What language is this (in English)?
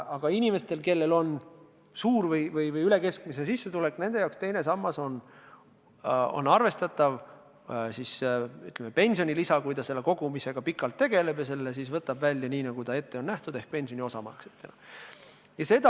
Estonian